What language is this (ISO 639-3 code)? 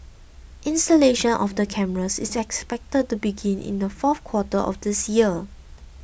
eng